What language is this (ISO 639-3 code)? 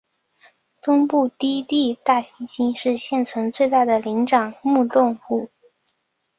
zho